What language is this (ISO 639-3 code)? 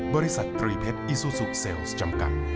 tha